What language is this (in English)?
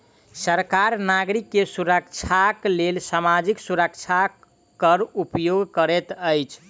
Maithili